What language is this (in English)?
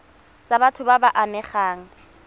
Tswana